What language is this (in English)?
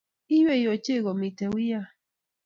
Kalenjin